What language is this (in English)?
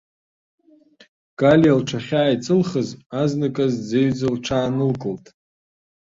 Abkhazian